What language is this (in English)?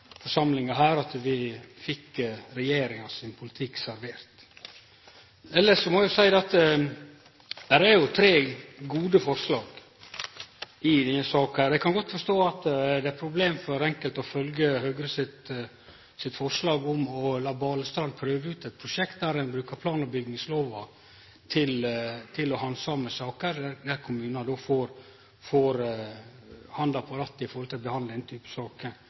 Norwegian Nynorsk